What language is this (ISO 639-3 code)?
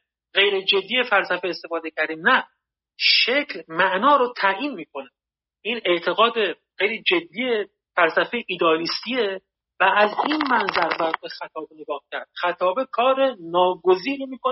fas